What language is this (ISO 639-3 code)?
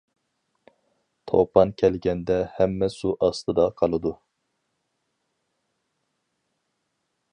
uig